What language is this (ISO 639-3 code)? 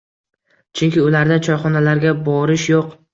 uzb